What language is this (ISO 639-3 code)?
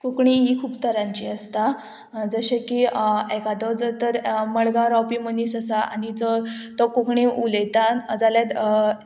kok